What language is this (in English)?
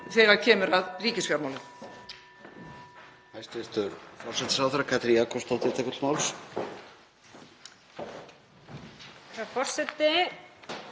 Icelandic